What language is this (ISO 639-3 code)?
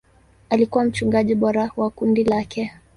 swa